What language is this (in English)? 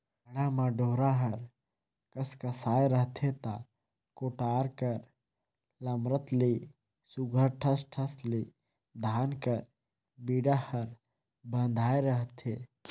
Chhattisgarhi